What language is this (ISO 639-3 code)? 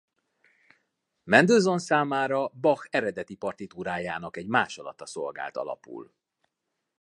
hun